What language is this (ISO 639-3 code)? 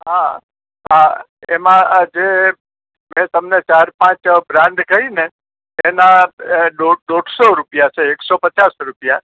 guj